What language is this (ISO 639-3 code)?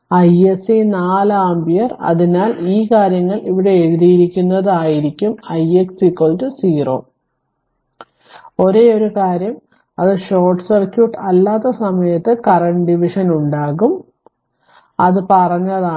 mal